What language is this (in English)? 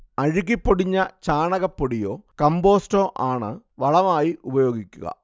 Malayalam